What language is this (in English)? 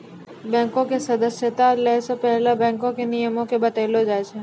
Maithili